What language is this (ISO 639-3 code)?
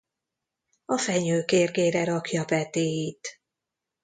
hun